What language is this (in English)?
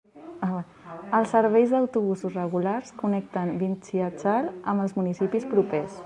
Catalan